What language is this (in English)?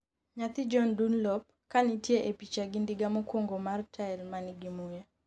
Luo (Kenya and Tanzania)